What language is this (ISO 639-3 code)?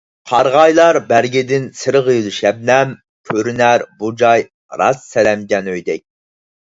uig